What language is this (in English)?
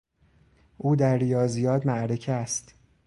Persian